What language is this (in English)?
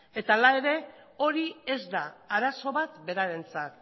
Basque